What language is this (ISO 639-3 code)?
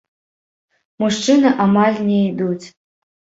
bel